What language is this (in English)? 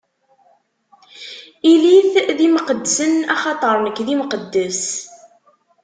Kabyle